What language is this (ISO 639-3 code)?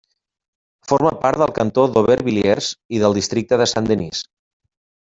cat